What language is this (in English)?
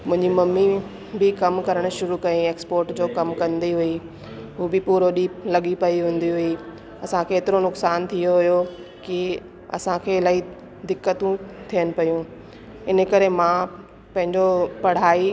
Sindhi